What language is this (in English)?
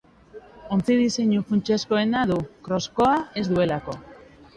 Basque